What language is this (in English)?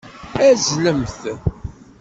Kabyle